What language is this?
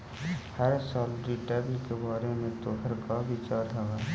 Magahi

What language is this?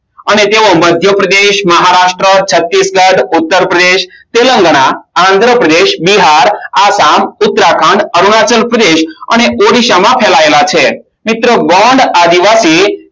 Gujarati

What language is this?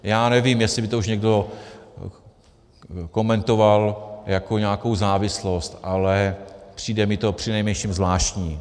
Czech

